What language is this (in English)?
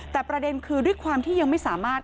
Thai